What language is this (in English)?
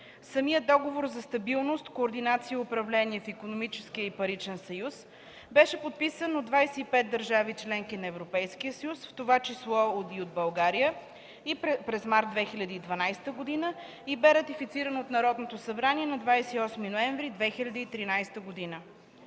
Bulgarian